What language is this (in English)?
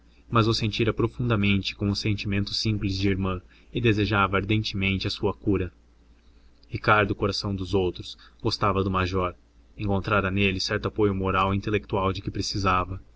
Portuguese